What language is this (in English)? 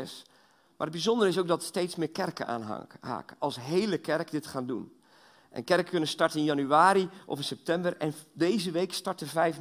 Dutch